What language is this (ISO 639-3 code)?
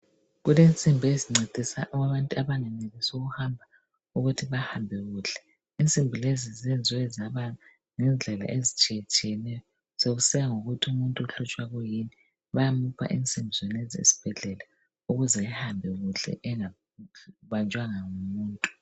nde